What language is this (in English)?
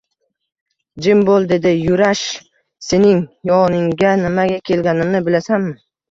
Uzbek